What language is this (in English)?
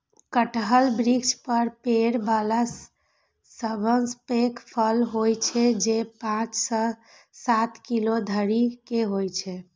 Maithili